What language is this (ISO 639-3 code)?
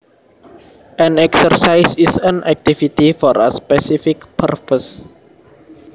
jav